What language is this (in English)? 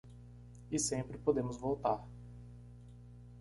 Portuguese